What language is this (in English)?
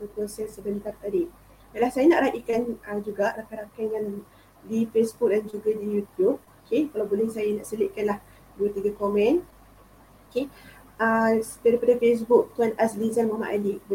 Malay